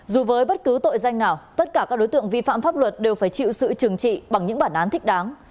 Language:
Vietnamese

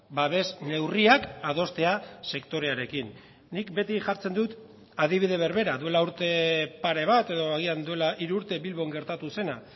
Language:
Basque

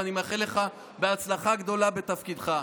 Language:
Hebrew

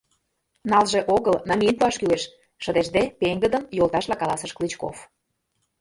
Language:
Mari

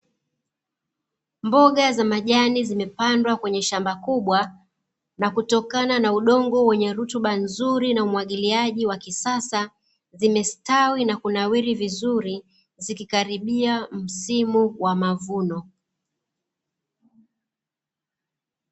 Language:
Swahili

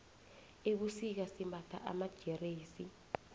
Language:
South Ndebele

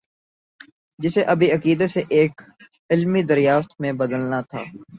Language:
Urdu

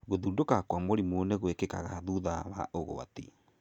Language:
Kikuyu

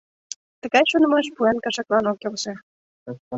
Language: Mari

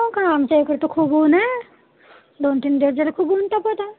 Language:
Marathi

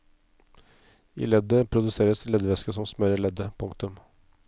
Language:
Norwegian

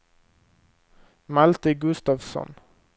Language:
Swedish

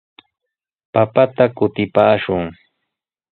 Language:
Sihuas Ancash Quechua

